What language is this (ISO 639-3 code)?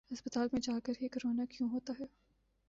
urd